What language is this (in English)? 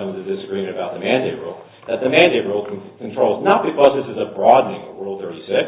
English